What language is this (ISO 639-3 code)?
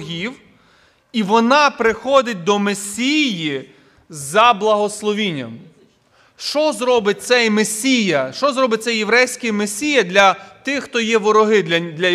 ukr